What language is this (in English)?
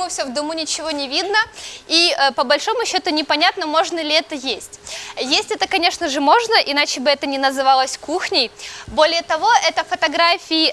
Russian